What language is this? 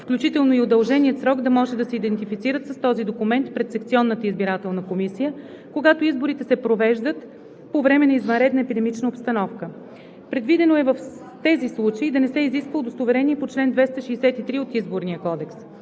Bulgarian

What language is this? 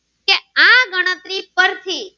Gujarati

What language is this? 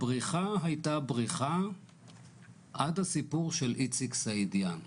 Hebrew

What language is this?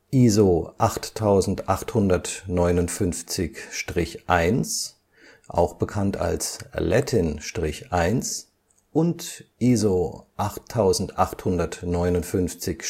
German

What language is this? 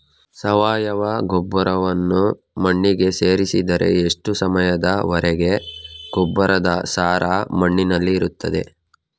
Kannada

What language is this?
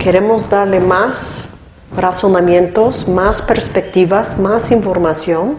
Spanish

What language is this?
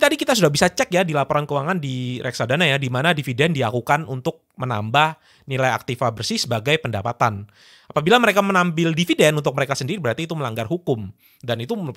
Indonesian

